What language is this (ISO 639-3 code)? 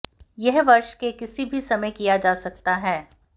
hin